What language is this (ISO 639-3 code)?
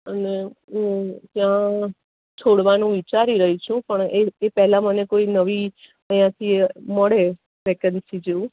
guj